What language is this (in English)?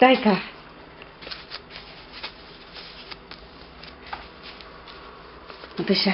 Russian